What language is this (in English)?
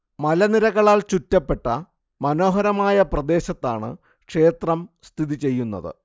Malayalam